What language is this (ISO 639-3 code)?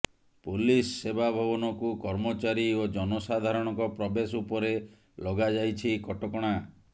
ori